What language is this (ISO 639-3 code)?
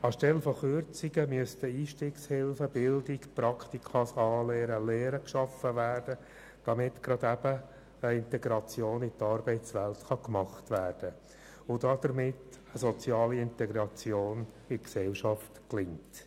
gsw